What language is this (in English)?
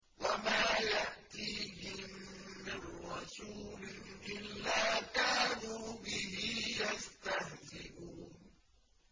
Arabic